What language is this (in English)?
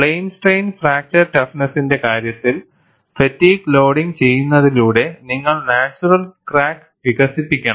Malayalam